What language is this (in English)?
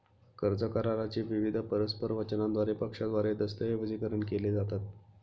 Marathi